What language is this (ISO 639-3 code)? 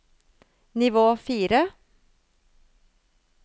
nor